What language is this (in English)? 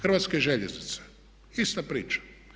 Croatian